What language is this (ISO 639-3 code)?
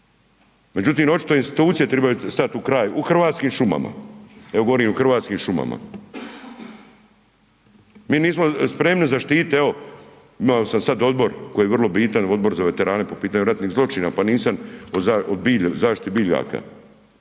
hrv